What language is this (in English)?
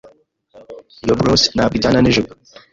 Kinyarwanda